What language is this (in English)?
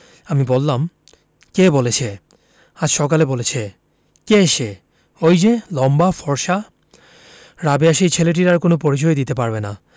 Bangla